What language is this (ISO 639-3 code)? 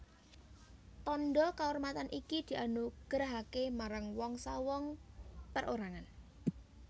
jav